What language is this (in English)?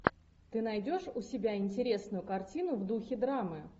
Russian